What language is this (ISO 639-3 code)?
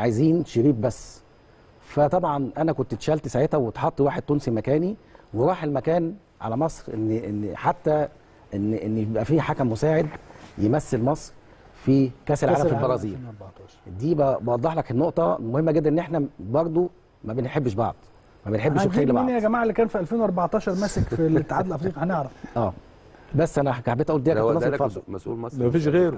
ara